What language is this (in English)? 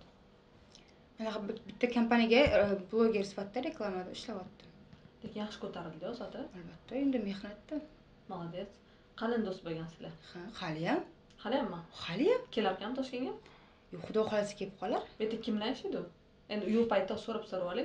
Turkish